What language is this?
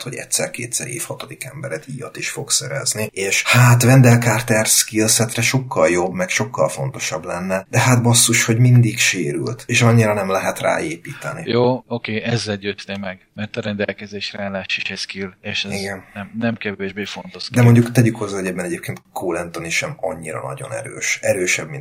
Hungarian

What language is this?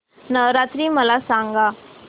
Marathi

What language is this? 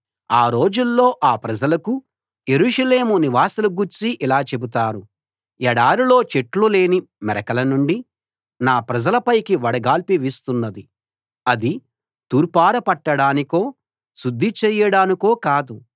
Telugu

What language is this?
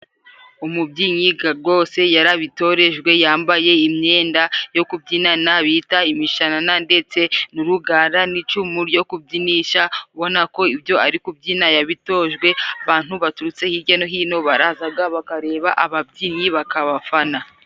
Kinyarwanda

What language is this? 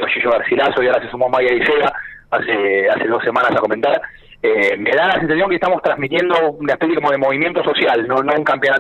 Spanish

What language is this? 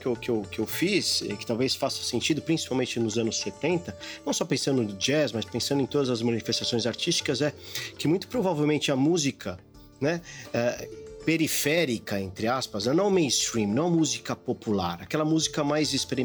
Portuguese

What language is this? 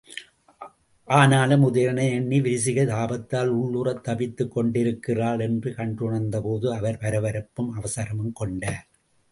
Tamil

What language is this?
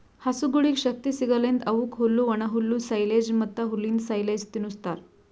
Kannada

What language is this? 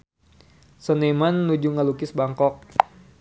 Sundanese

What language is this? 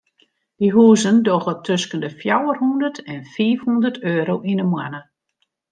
Western Frisian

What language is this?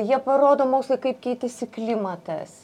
Lithuanian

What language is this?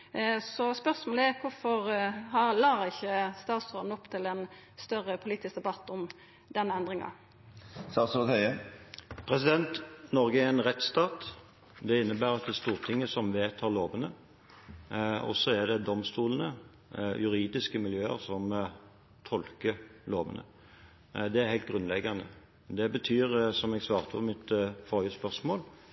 Norwegian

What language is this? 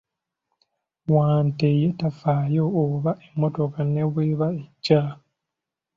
Ganda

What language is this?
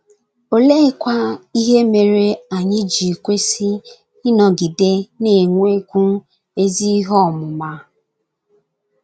Igbo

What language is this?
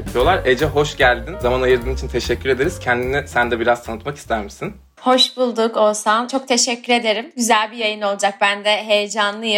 Turkish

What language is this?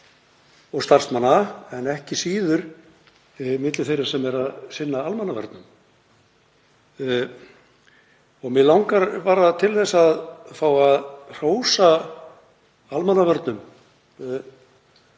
Icelandic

